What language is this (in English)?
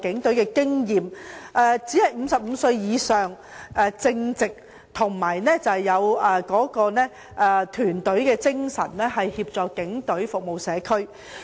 Cantonese